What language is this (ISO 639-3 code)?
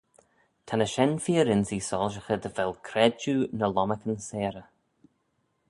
glv